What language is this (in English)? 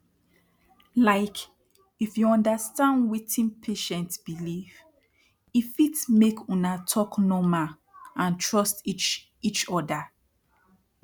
Nigerian Pidgin